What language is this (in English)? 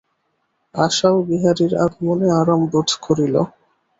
Bangla